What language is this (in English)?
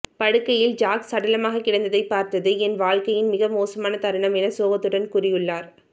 Tamil